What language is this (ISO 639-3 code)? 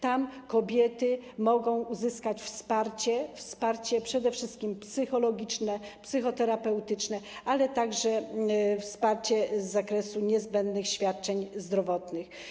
pol